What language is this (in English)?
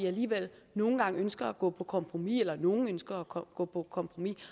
Danish